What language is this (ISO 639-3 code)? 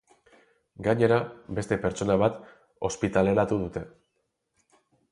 eus